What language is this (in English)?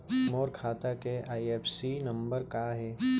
Chhattisgarhi